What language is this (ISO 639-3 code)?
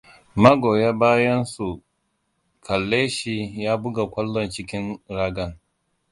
hau